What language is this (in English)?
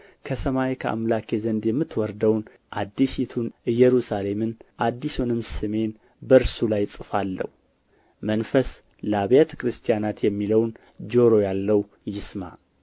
Amharic